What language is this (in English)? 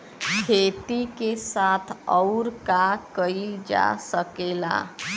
Bhojpuri